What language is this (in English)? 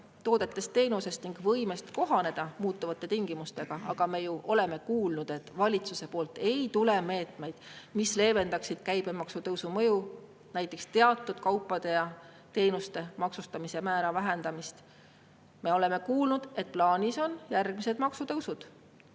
Estonian